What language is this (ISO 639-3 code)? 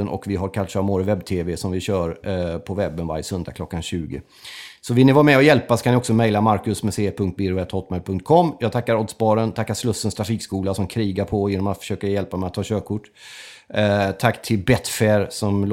swe